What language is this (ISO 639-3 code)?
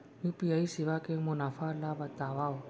hne